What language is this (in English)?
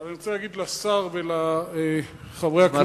Hebrew